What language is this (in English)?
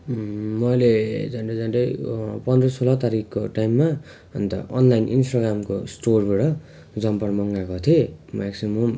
Nepali